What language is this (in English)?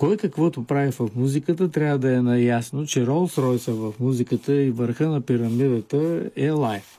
Bulgarian